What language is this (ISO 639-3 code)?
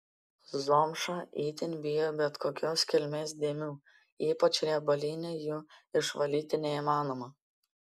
lit